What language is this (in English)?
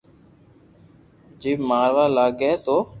Loarki